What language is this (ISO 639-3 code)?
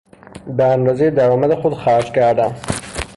fas